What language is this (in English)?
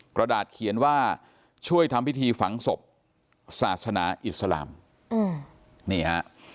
Thai